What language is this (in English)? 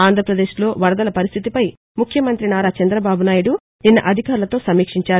Telugu